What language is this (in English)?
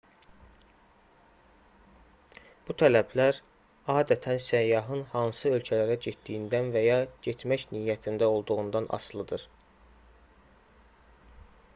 Azerbaijani